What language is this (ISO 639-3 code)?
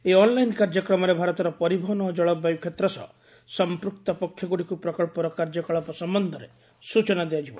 ori